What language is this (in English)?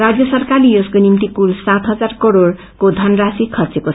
Nepali